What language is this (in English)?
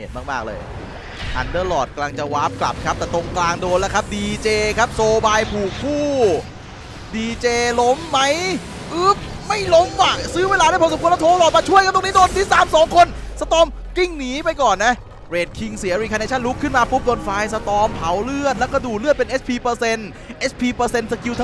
Thai